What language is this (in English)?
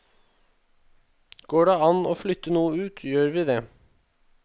Norwegian